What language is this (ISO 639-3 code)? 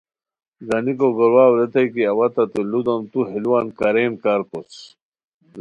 khw